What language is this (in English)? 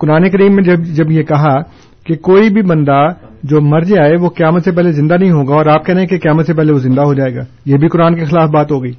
Urdu